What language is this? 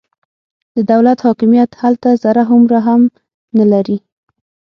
Pashto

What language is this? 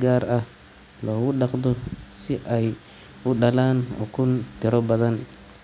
Somali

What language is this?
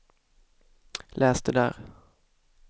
Swedish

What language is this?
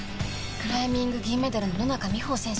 Japanese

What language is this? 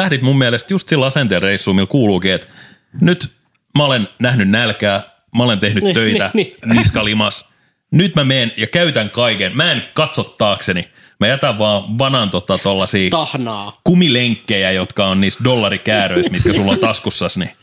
Finnish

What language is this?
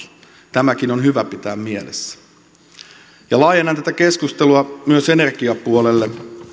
Finnish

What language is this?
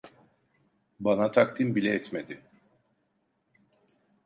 Turkish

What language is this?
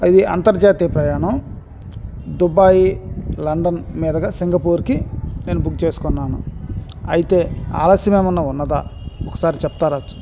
Telugu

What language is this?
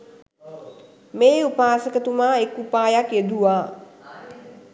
Sinhala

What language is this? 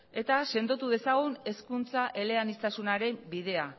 Basque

